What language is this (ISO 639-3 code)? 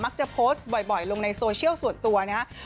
tha